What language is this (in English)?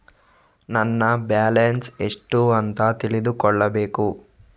Kannada